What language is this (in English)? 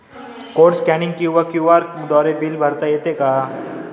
Marathi